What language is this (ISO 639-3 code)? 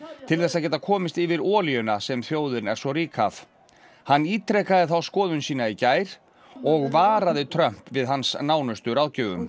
isl